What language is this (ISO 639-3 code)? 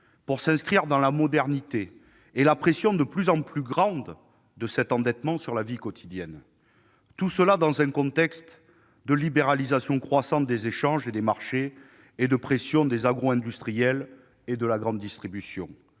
fra